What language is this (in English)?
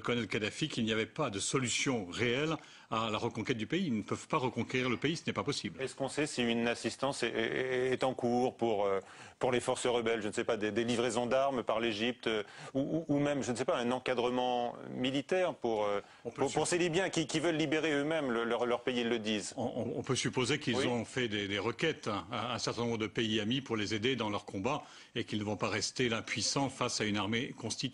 French